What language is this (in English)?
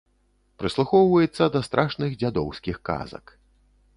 Belarusian